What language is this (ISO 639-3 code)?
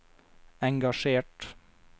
nor